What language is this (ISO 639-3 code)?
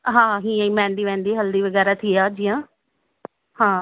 snd